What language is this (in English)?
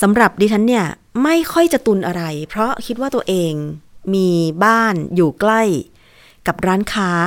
Thai